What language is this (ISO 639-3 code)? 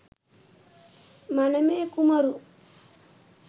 sin